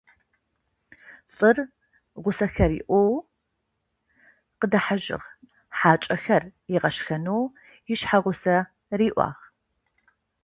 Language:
Adyghe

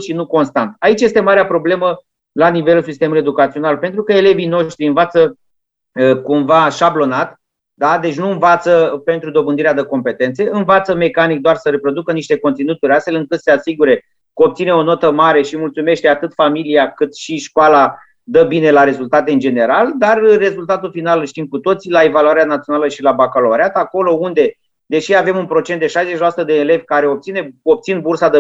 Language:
Romanian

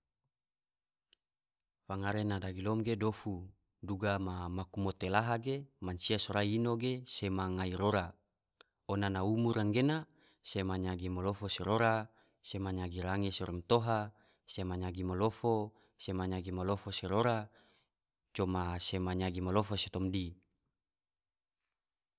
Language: Tidore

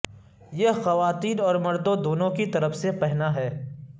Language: Urdu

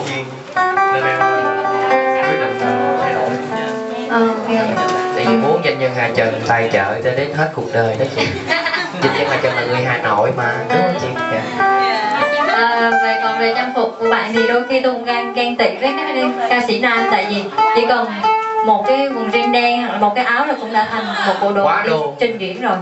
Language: Vietnamese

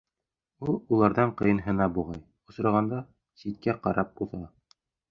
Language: Bashkir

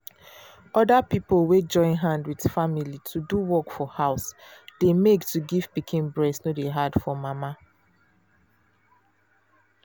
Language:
Nigerian Pidgin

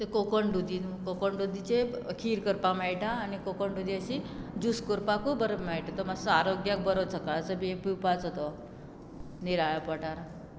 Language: Konkani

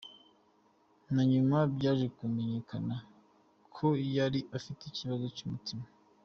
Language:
Kinyarwanda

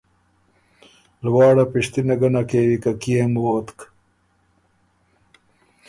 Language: Ormuri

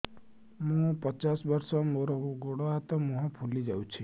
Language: Odia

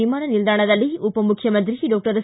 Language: Kannada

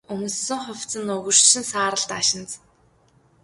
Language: Mongolian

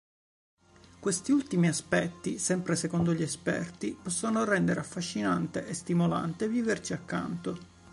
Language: Italian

